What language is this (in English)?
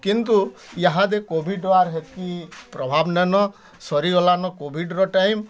Odia